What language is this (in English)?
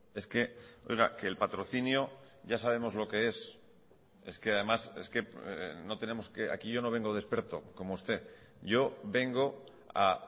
Spanish